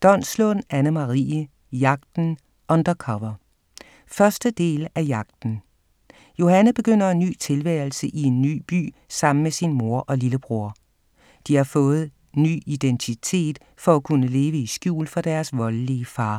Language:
Danish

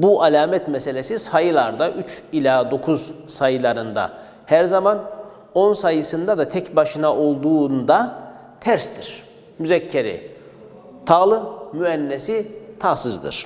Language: Turkish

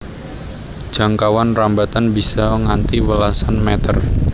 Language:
Javanese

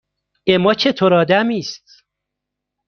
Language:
Persian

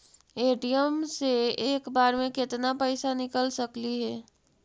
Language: Magahi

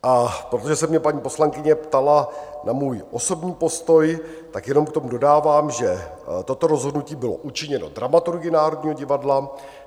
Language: Czech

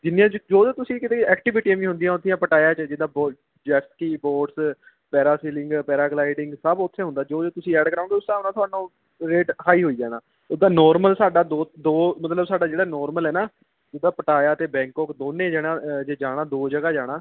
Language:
Punjabi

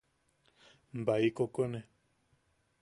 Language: Yaqui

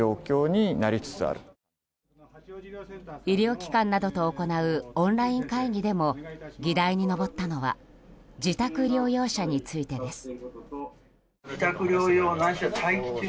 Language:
Japanese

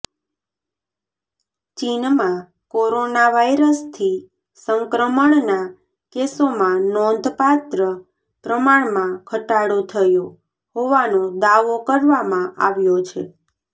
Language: Gujarati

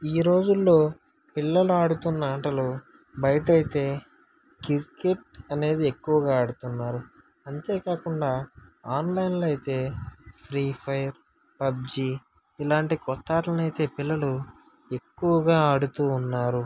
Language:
Telugu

